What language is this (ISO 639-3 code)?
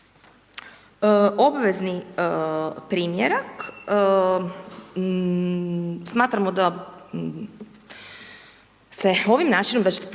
hrv